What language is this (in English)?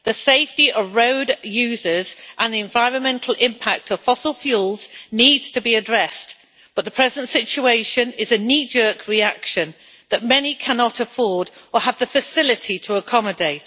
English